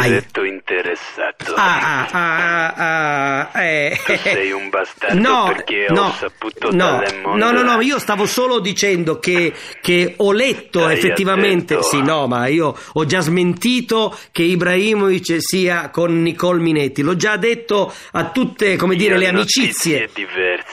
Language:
Italian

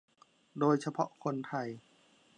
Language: Thai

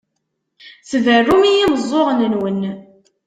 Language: Kabyle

